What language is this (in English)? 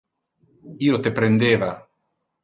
Interlingua